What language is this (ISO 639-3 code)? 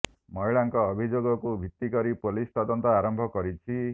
ori